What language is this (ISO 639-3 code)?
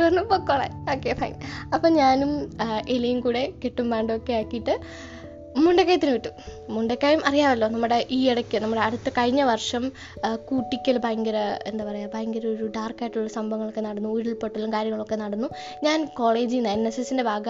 mal